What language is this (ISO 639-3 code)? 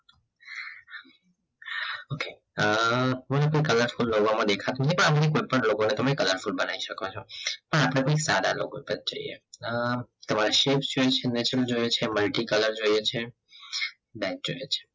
guj